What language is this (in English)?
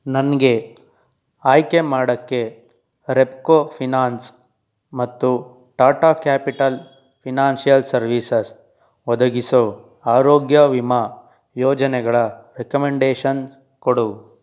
Kannada